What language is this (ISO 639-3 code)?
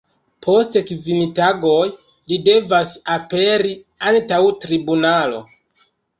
epo